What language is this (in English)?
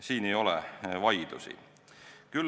Estonian